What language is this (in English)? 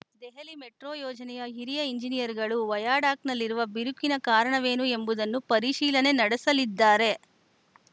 Kannada